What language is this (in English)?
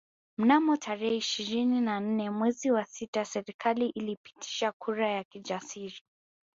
Swahili